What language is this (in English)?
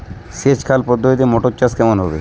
Bangla